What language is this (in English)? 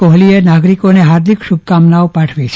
Gujarati